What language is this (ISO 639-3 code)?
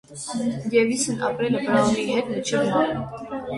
hye